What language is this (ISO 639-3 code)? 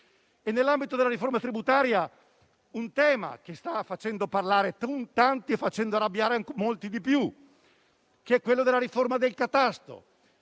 ita